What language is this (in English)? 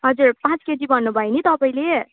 Nepali